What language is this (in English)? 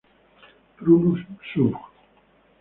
Spanish